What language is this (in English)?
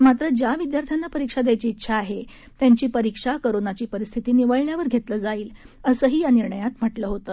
Marathi